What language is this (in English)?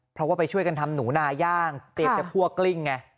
Thai